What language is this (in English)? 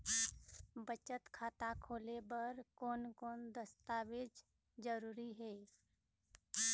Chhattisgarhi